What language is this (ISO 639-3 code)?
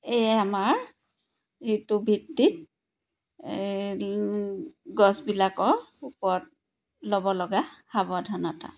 asm